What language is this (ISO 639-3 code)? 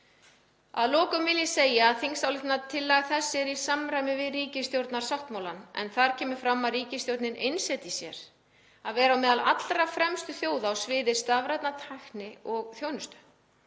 isl